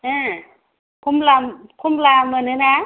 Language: Bodo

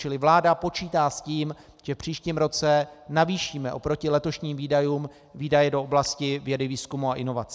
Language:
Czech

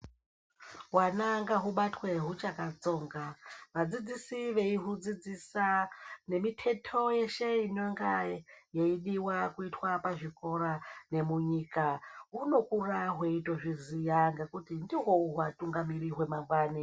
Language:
Ndau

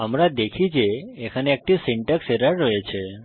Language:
Bangla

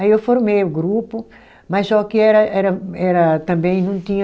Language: Portuguese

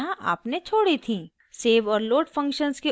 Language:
Hindi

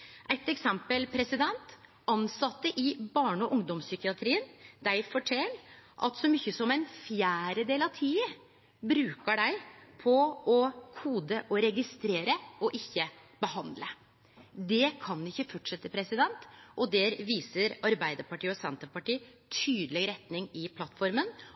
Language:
Norwegian Nynorsk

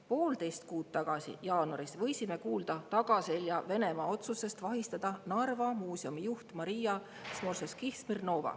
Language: Estonian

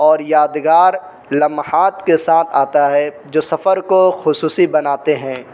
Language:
Urdu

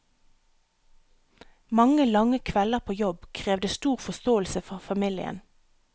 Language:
Norwegian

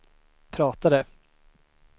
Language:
Swedish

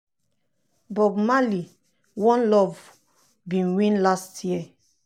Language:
Nigerian Pidgin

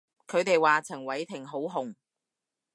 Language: Cantonese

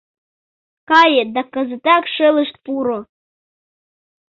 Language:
Mari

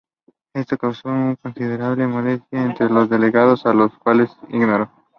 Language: Spanish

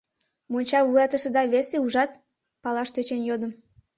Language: Mari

